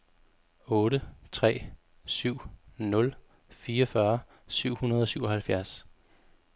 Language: Danish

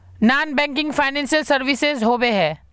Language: Magahi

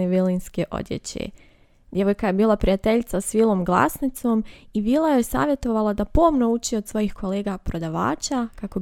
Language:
Croatian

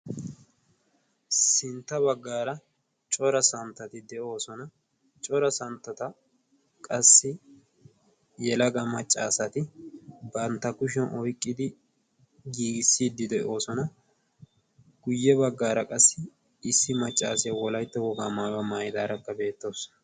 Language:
Wolaytta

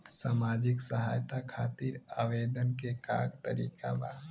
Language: Bhojpuri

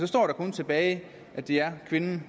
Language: Danish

